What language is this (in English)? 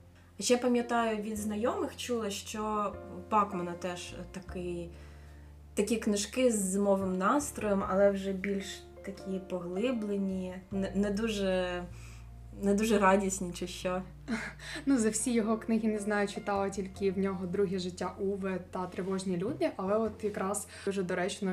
Ukrainian